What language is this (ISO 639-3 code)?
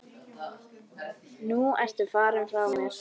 isl